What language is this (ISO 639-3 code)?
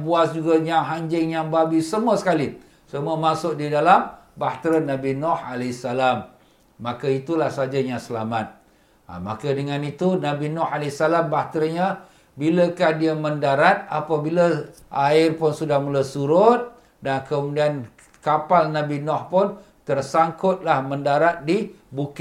msa